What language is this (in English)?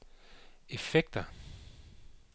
Danish